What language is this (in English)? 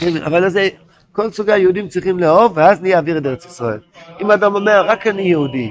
Hebrew